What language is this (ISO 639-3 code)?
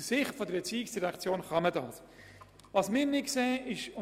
gsw